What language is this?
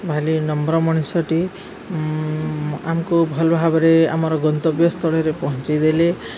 Odia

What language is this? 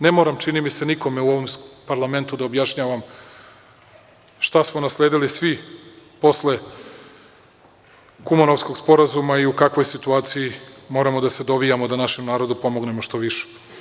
Serbian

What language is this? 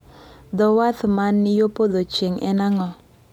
Luo (Kenya and Tanzania)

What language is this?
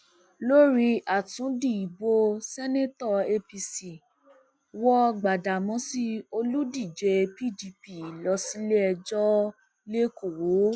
Yoruba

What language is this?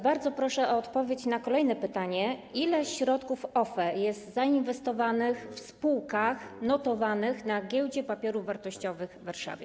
Polish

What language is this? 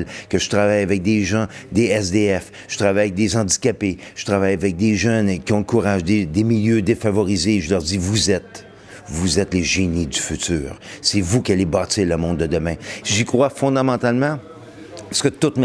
French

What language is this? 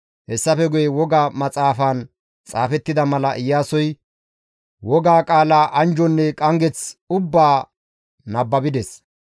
Gamo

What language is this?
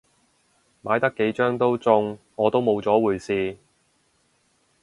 Cantonese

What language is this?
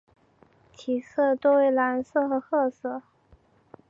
Chinese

